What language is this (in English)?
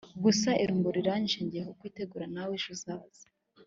Kinyarwanda